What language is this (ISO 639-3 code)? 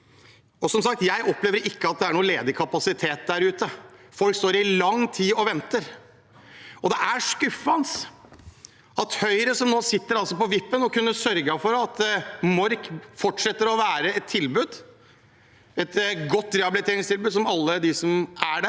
nor